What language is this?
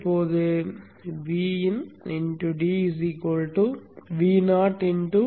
Tamil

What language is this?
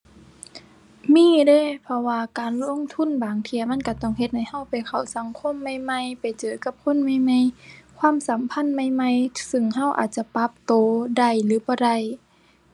Thai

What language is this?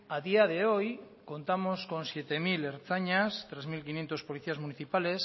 Spanish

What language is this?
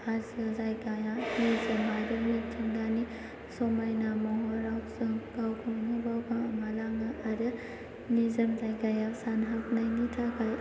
Bodo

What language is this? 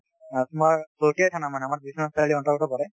Assamese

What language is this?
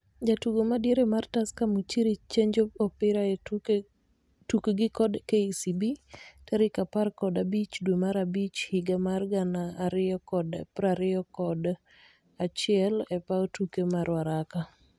Luo (Kenya and Tanzania)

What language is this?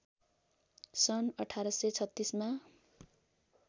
Nepali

